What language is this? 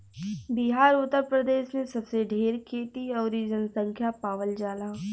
Bhojpuri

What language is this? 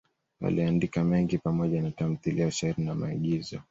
Swahili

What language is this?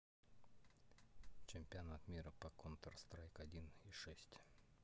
Russian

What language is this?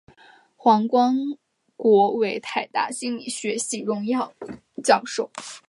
Chinese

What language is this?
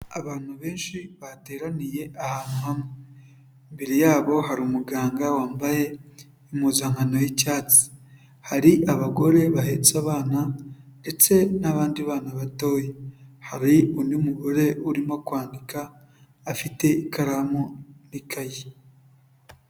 Kinyarwanda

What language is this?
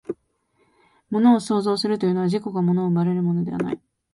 Japanese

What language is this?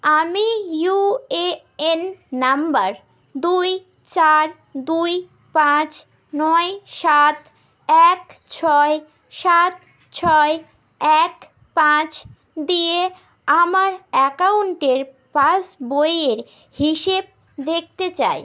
Bangla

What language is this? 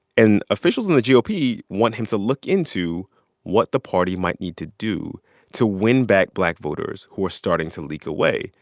English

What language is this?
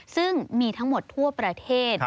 Thai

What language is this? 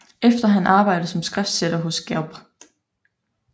Danish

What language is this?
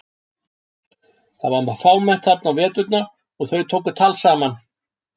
Icelandic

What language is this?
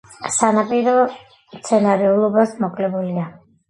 Georgian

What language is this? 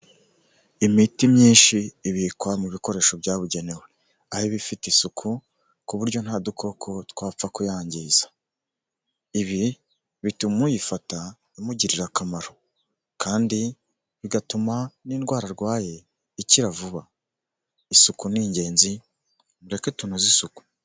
Kinyarwanda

